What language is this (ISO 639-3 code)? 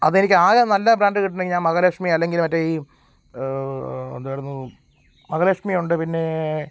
mal